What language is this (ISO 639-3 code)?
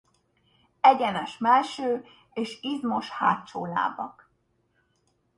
hun